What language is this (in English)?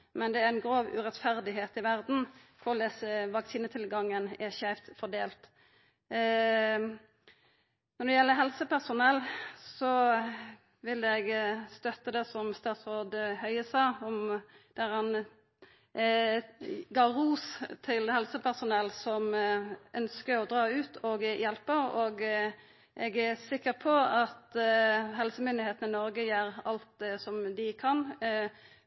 Norwegian Nynorsk